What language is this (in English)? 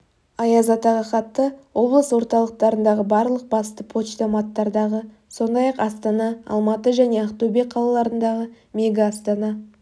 Kazakh